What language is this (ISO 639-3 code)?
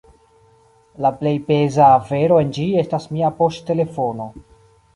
epo